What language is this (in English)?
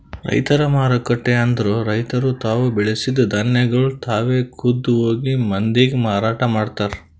Kannada